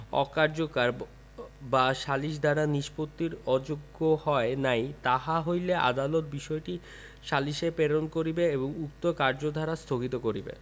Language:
Bangla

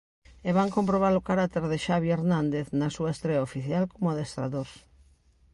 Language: Galician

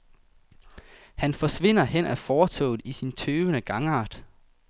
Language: Danish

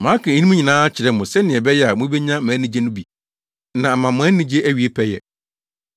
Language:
Akan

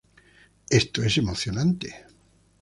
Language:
Spanish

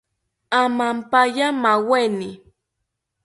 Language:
South Ucayali Ashéninka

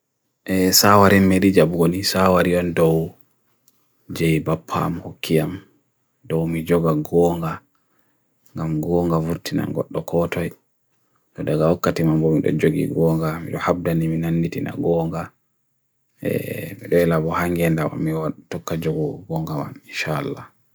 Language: Bagirmi Fulfulde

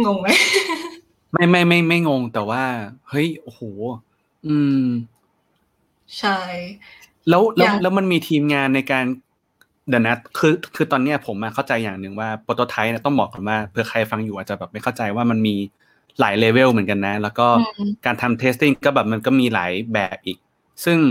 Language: Thai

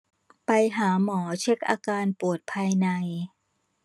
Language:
Thai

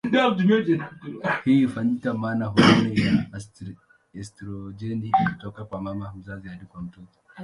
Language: Swahili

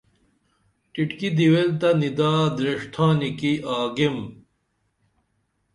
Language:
Dameli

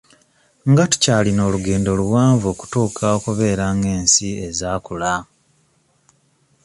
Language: Ganda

